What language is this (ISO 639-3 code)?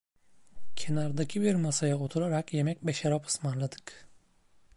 tur